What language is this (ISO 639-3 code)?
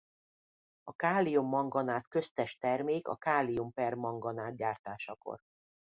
hun